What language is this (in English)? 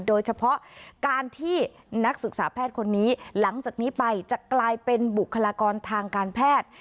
Thai